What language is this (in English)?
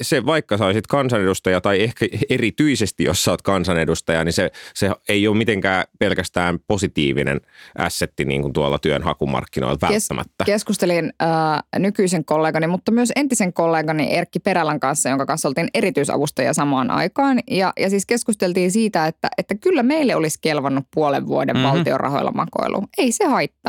Finnish